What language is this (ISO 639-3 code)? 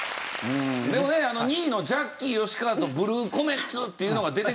jpn